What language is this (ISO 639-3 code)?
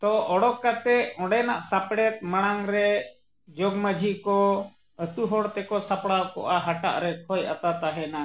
sat